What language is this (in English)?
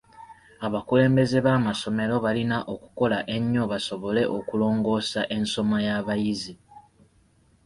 Ganda